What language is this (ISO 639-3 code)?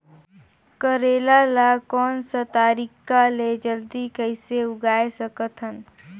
hne